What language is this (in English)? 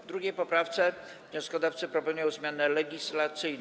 Polish